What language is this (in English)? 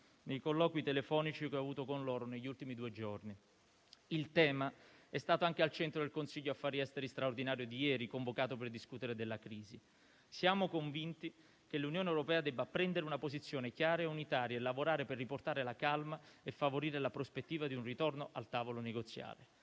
Italian